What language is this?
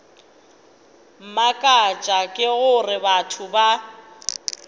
Northern Sotho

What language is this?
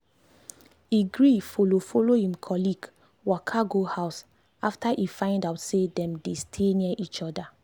Nigerian Pidgin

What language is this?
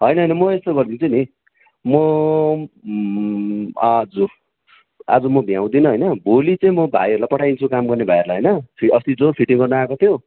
Nepali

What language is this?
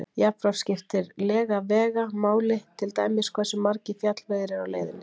Icelandic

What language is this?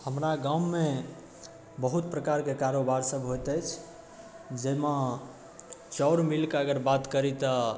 Maithili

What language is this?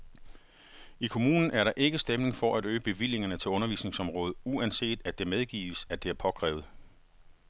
Danish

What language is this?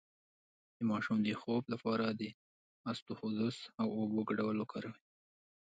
Pashto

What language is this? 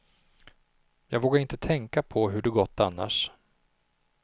Swedish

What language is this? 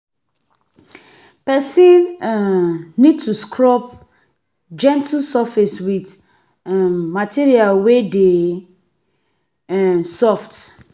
Nigerian Pidgin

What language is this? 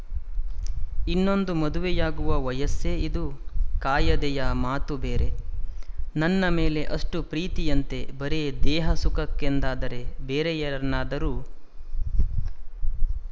Kannada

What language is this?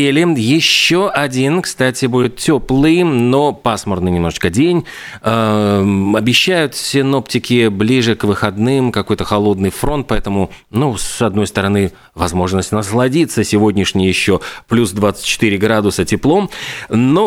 Russian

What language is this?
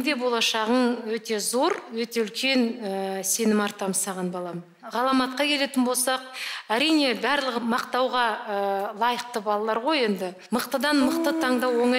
Russian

